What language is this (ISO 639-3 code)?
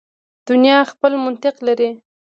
pus